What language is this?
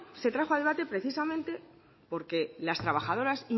Spanish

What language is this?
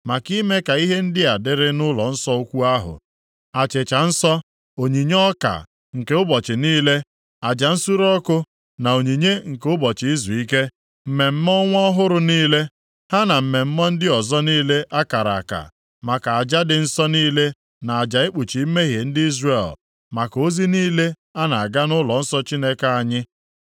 Igbo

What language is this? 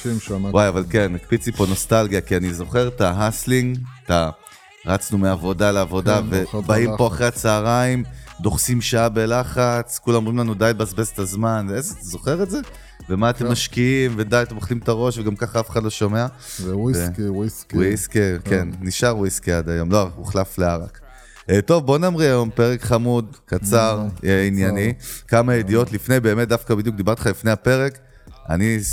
Hebrew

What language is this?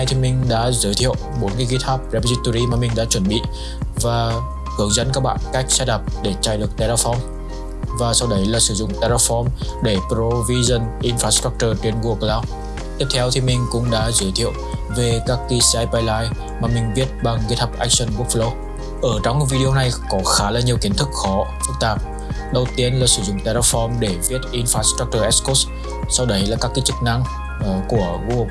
Vietnamese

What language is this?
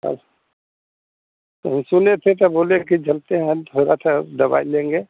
Hindi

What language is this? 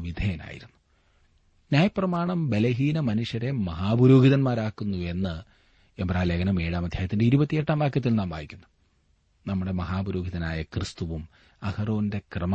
Malayalam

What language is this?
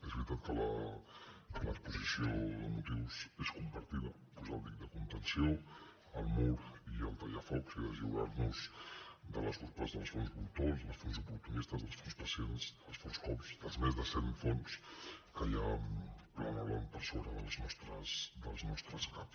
Catalan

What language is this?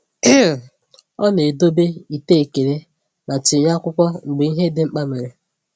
Igbo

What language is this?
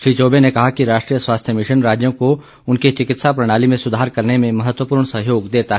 Hindi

